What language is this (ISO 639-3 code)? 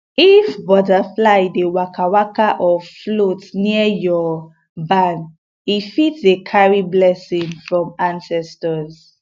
pcm